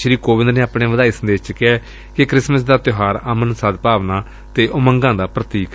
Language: Punjabi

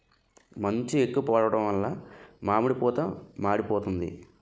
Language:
Telugu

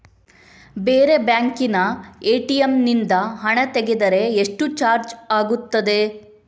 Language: Kannada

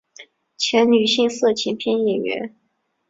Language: Chinese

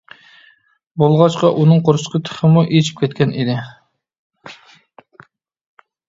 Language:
Uyghur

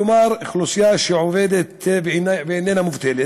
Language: Hebrew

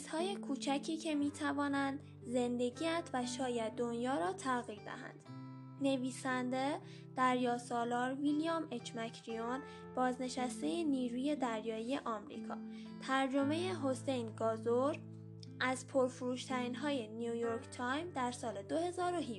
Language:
Persian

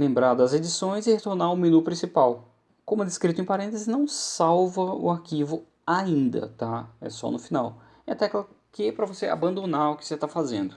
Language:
Portuguese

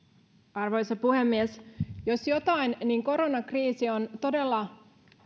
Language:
Finnish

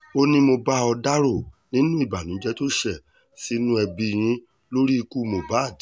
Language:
Yoruba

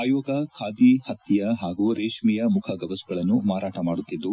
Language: Kannada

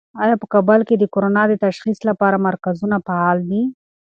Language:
Pashto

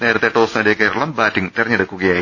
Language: Malayalam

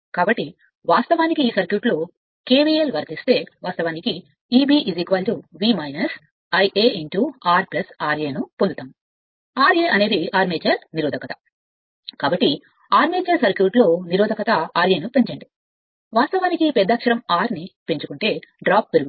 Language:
Telugu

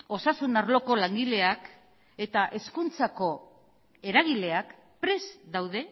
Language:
Basque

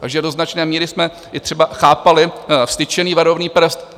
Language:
Czech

